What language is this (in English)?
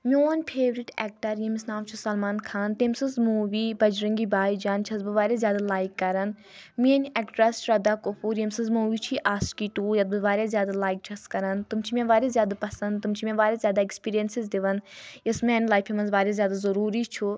Kashmiri